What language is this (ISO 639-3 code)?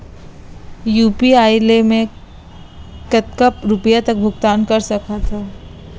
hne